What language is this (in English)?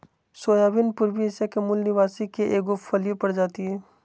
Magahi